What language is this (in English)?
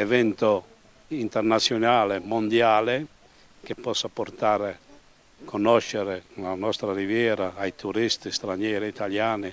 Italian